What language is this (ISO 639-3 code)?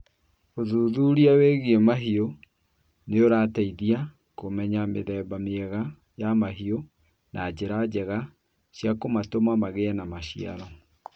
kik